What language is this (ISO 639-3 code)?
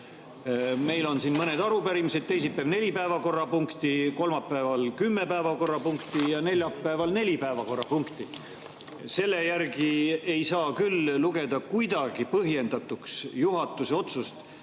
est